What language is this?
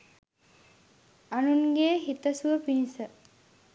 Sinhala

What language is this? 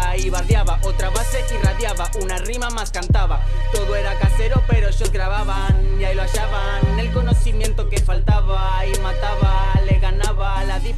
Spanish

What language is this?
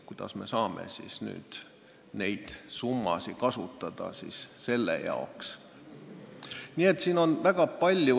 Estonian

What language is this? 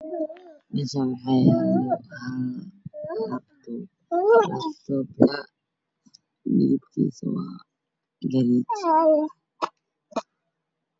Somali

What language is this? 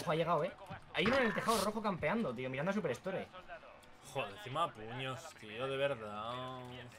Spanish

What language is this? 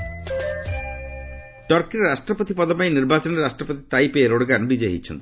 Odia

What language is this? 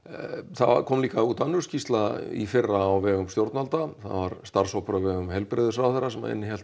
Icelandic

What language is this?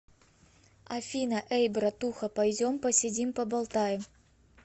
Russian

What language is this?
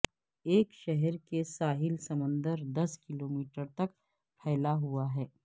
Urdu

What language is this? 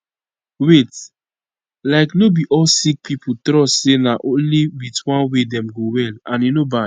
Nigerian Pidgin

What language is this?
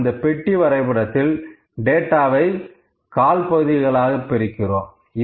Tamil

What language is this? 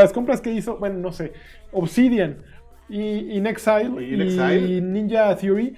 Spanish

